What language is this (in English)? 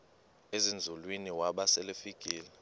Xhosa